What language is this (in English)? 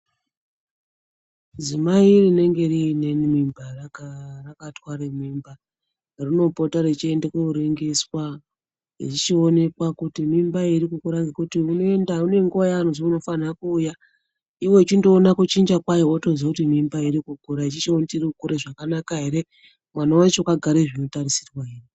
Ndau